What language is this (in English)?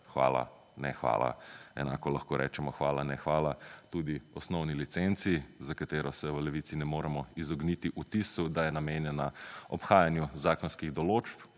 Slovenian